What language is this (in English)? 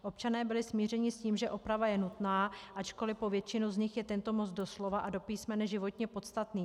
Czech